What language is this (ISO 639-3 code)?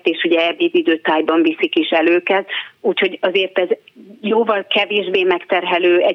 hun